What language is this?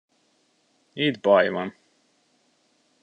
Hungarian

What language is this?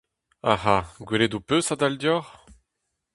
Breton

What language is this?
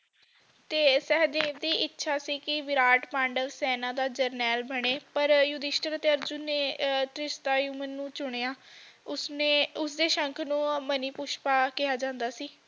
Punjabi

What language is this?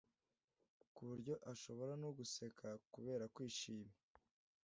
Kinyarwanda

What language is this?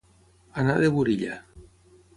Catalan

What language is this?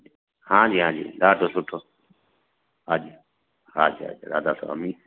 Sindhi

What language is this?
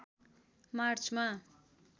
Nepali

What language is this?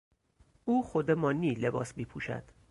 Persian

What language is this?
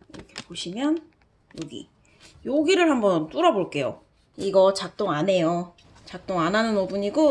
Korean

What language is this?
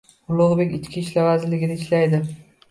Uzbek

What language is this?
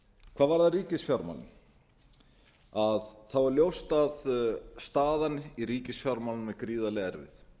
Icelandic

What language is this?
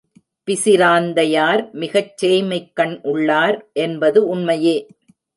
Tamil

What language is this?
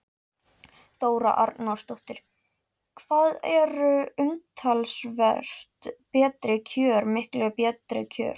Icelandic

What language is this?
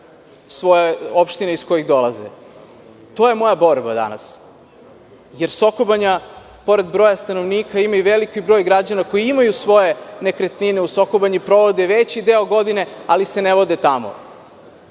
Serbian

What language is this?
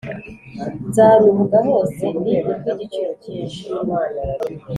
Kinyarwanda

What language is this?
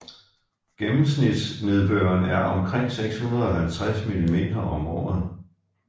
Danish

